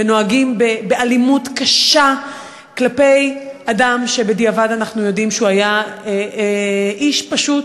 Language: Hebrew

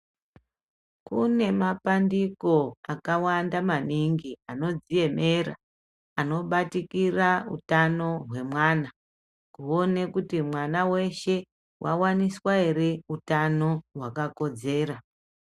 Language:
Ndau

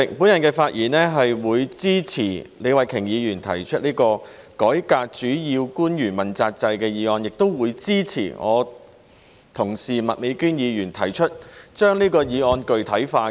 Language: Cantonese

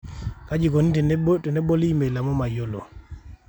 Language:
Masai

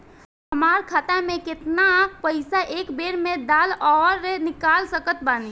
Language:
Bhojpuri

